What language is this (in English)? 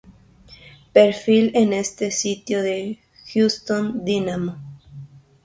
Spanish